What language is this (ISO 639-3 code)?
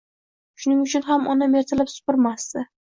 uzb